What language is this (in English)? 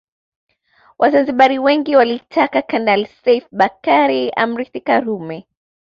Swahili